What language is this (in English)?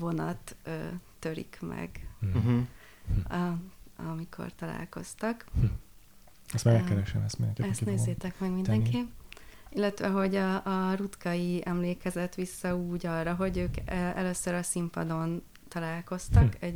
Hungarian